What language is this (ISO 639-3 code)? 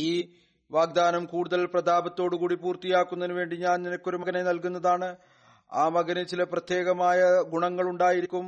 mal